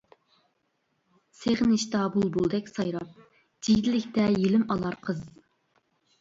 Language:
Uyghur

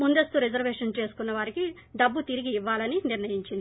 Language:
Telugu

